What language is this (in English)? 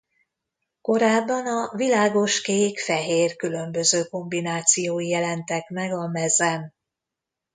Hungarian